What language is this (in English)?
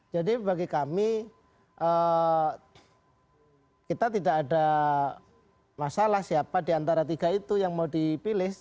Indonesian